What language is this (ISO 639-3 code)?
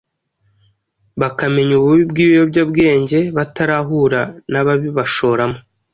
kin